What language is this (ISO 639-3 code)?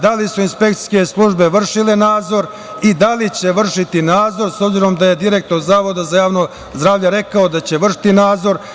srp